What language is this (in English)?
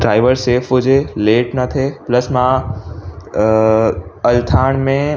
Sindhi